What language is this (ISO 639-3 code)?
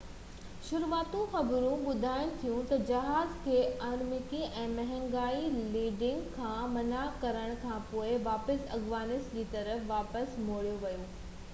snd